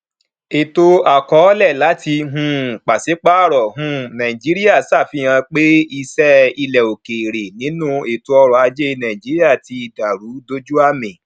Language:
Yoruba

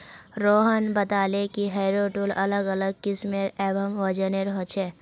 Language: Magahi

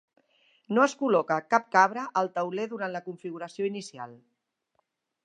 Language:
Catalan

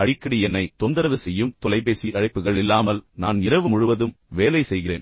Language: Tamil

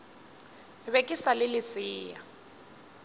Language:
Northern Sotho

